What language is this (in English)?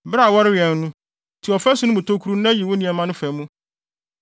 Akan